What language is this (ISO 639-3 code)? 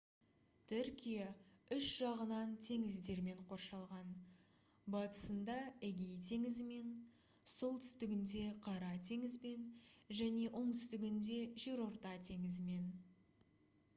kaz